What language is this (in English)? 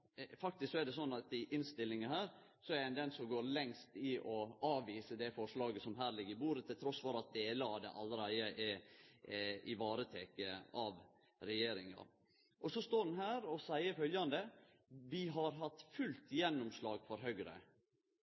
Norwegian Nynorsk